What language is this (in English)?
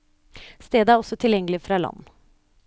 Norwegian